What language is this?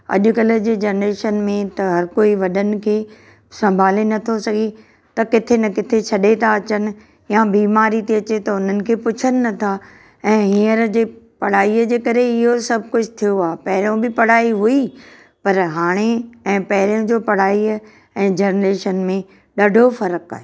Sindhi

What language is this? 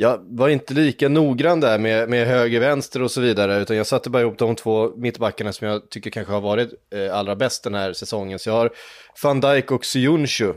Swedish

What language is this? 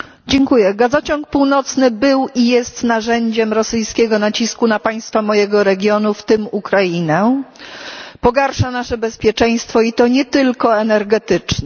Polish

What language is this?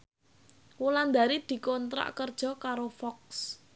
Javanese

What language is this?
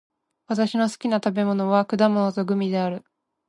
Japanese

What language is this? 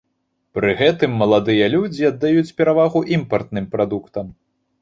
Belarusian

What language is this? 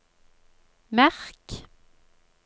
Norwegian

